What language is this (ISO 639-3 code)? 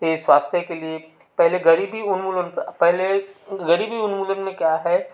hin